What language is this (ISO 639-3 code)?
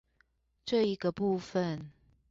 zho